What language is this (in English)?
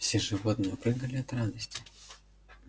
Russian